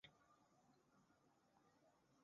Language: Chinese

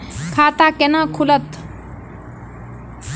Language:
Maithili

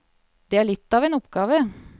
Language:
Norwegian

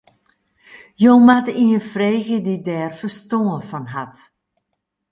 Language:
Western Frisian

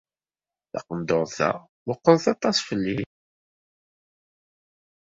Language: Kabyle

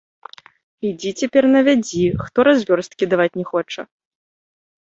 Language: Belarusian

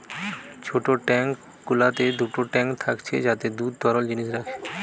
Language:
Bangla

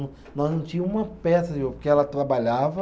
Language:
Portuguese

